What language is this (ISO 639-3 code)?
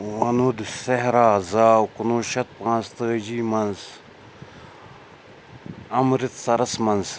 kas